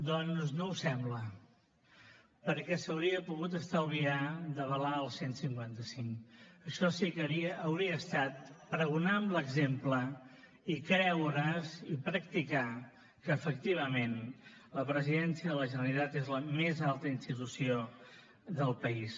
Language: Catalan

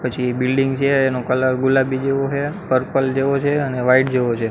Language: Gujarati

